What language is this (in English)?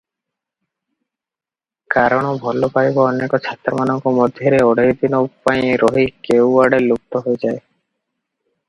Odia